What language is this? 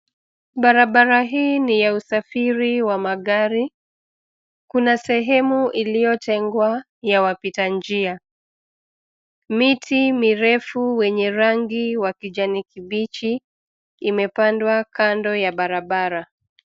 Swahili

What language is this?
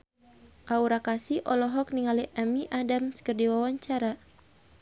Sundanese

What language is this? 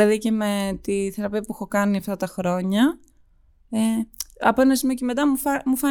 Greek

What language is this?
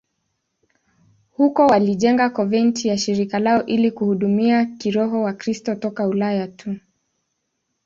Swahili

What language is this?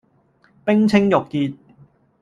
Cantonese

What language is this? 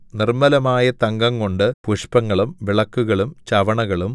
Malayalam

